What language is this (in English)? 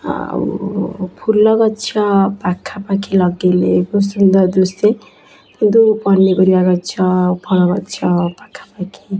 Odia